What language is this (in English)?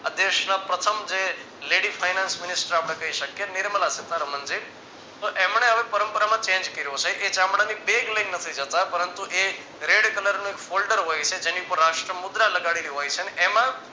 Gujarati